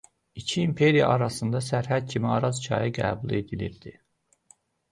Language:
Azerbaijani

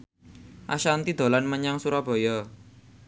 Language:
Javanese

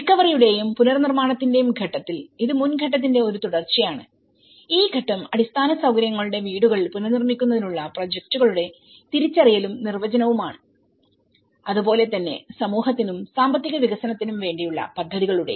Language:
Malayalam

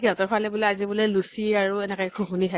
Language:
Assamese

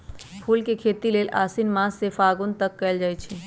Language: Magahi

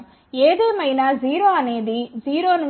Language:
Telugu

